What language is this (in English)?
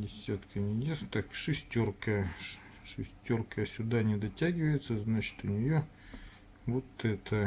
Russian